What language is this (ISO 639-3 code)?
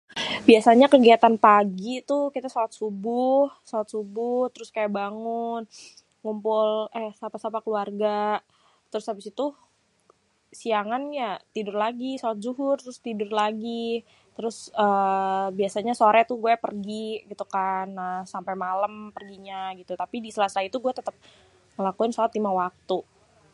bew